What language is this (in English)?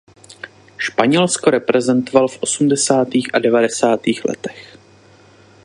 Czech